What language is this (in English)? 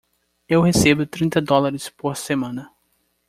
Portuguese